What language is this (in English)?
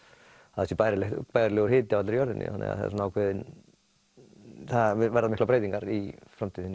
Icelandic